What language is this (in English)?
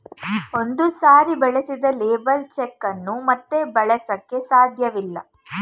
Kannada